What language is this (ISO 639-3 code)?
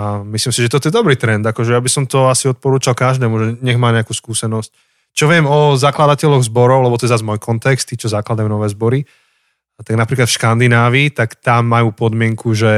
slk